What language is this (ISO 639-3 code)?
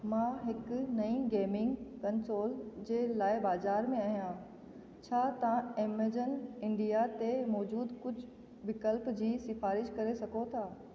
snd